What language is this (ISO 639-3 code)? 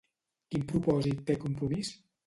cat